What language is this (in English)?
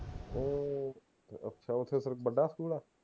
Punjabi